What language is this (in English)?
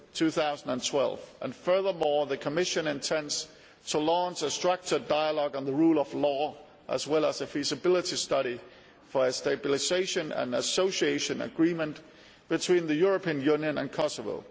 English